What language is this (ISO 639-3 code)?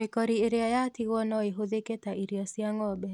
kik